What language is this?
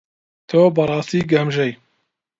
Central Kurdish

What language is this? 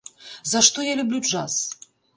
Belarusian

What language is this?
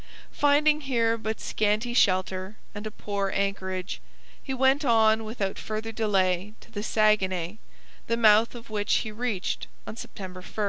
English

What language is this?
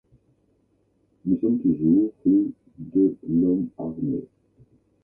French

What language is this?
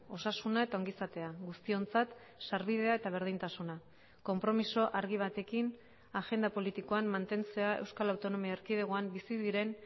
Basque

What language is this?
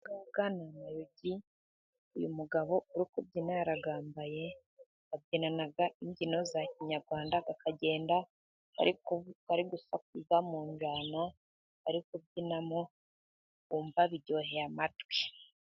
Kinyarwanda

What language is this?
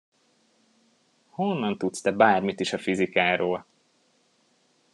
Hungarian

